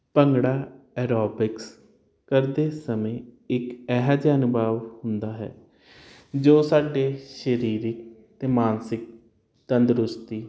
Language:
Punjabi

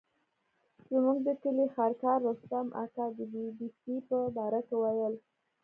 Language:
Pashto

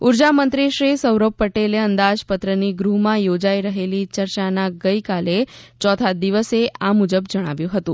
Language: Gujarati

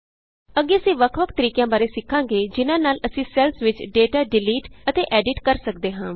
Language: Punjabi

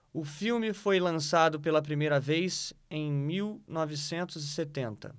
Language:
Portuguese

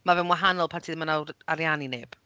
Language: Welsh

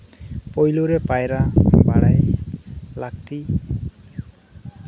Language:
Santali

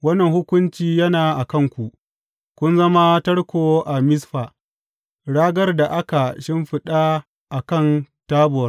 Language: Hausa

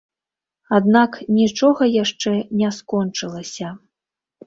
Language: Belarusian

